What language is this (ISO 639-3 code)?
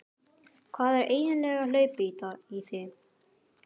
isl